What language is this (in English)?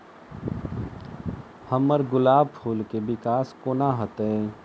Maithili